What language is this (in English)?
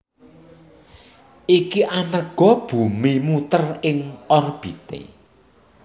Javanese